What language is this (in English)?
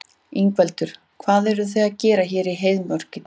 Icelandic